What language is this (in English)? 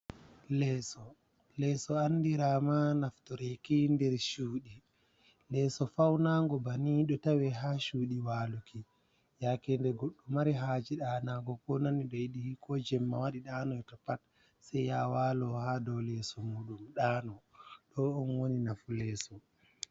Fula